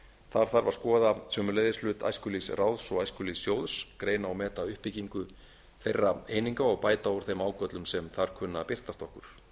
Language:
Icelandic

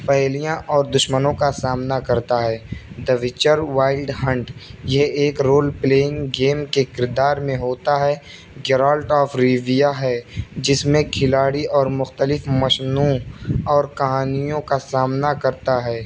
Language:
Urdu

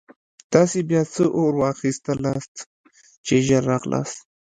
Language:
Pashto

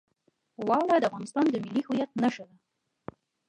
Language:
Pashto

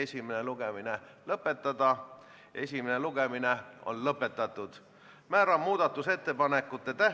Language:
Estonian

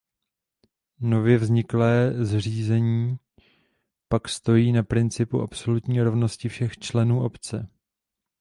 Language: Czech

